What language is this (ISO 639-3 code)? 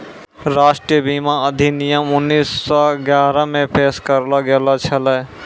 mai